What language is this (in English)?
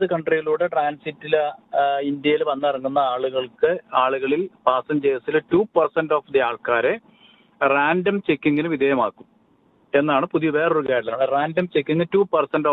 Malayalam